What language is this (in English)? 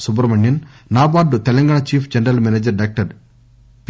Telugu